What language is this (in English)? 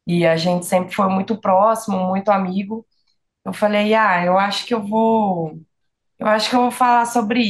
Portuguese